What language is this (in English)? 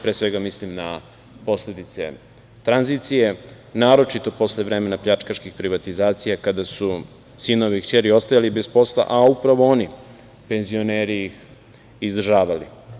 Serbian